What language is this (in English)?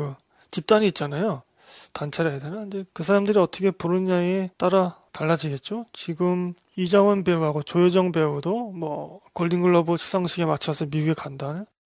Korean